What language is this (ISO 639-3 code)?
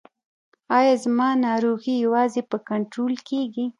pus